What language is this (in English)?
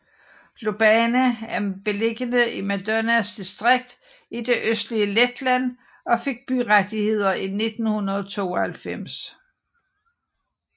Danish